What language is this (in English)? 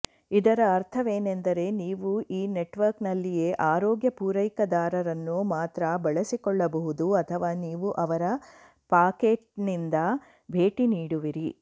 Kannada